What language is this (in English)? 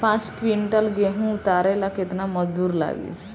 Bhojpuri